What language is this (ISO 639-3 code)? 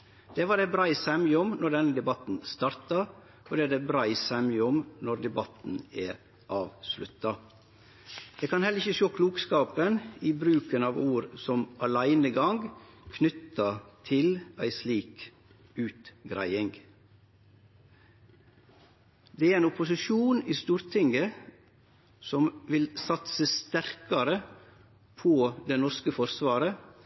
nno